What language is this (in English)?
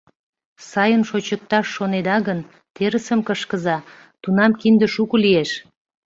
Mari